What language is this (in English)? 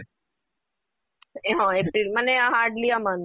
Odia